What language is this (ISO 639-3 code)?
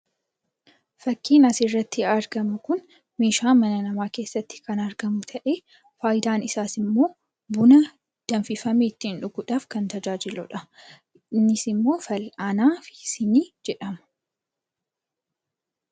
orm